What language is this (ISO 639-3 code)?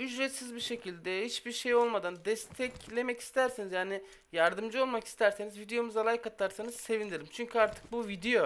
tur